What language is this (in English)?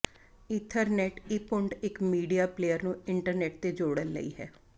Punjabi